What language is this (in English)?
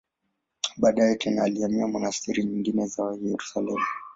Swahili